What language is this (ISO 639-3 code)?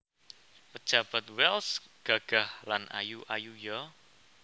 jav